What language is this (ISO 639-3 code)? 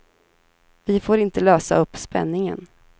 swe